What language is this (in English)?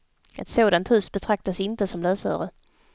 Swedish